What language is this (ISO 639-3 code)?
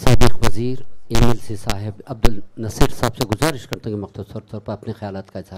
hin